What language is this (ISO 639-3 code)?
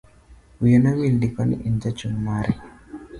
luo